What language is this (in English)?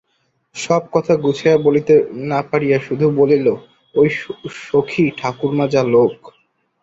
Bangla